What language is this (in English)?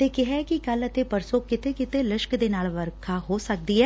Punjabi